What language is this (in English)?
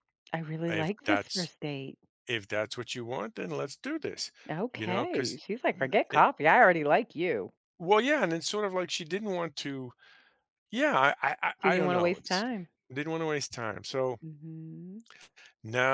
English